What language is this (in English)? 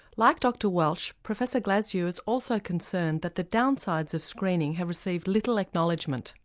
English